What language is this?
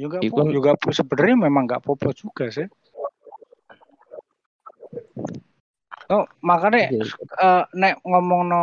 Indonesian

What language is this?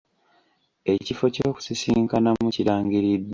Ganda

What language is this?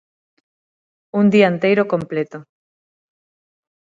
Galician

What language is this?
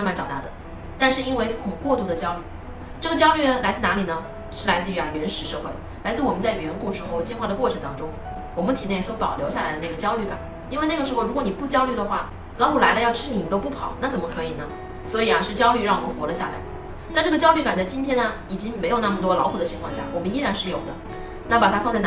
Chinese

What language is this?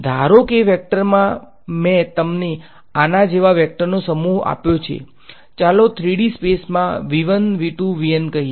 Gujarati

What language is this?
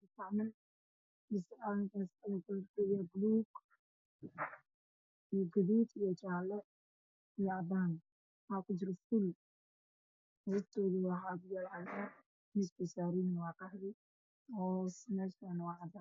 Somali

